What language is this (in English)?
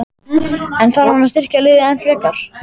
Icelandic